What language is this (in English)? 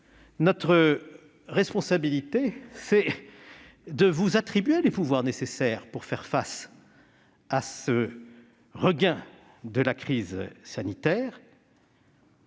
French